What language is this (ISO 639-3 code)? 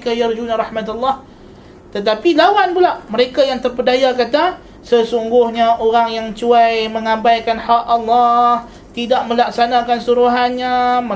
msa